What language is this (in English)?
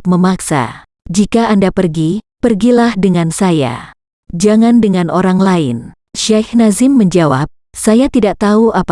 Indonesian